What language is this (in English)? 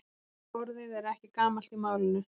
Icelandic